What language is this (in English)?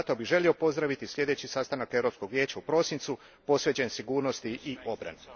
Croatian